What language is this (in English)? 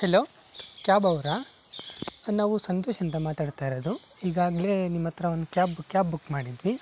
Kannada